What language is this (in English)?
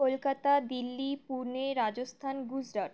Bangla